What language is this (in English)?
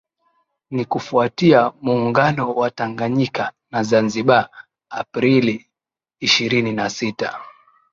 Swahili